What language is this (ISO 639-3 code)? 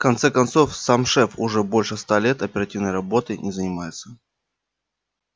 rus